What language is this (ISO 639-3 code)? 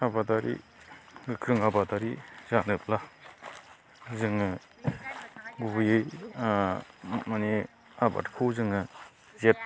brx